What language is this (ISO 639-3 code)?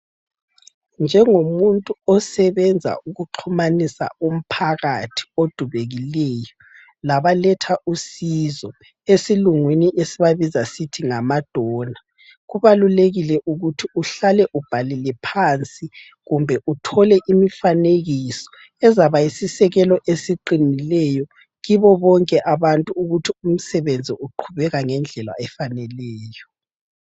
nde